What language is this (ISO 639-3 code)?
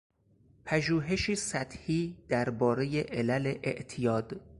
fas